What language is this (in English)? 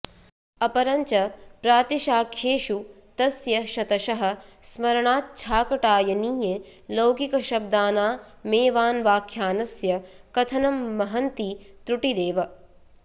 Sanskrit